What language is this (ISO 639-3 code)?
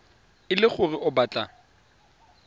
tsn